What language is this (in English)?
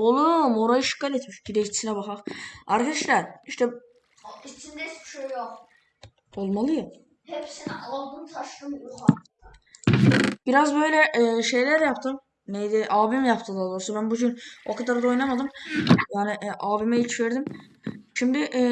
Turkish